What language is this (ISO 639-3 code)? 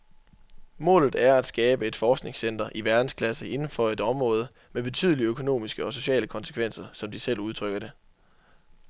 dan